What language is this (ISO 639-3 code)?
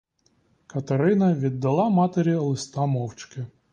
ukr